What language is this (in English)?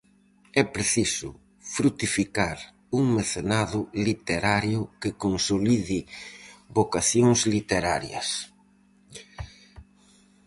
Galician